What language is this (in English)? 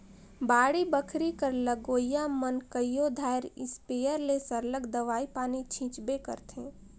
Chhattisgarhi